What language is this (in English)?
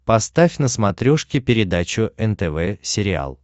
Russian